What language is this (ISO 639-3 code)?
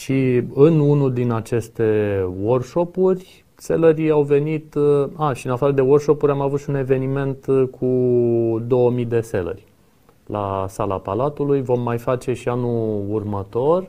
ron